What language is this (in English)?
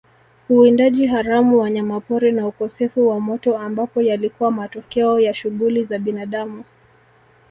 Swahili